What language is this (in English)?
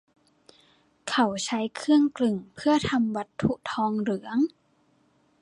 Thai